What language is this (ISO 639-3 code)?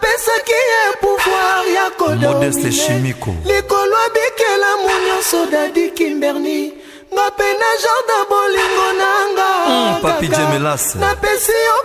ron